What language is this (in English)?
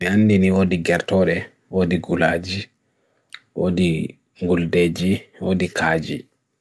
Bagirmi Fulfulde